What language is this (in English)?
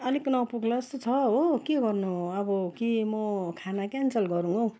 Nepali